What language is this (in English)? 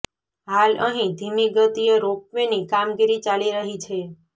Gujarati